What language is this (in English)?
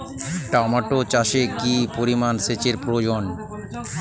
Bangla